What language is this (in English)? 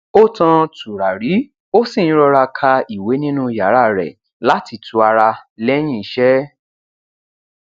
Yoruba